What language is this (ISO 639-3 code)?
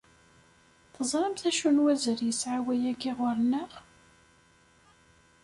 kab